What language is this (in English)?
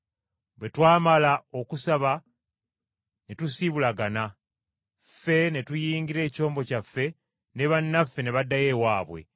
Ganda